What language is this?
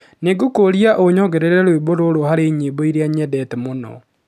Kikuyu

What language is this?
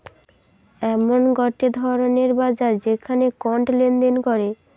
Bangla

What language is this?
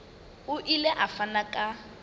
Southern Sotho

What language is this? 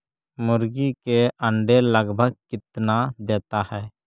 Magahi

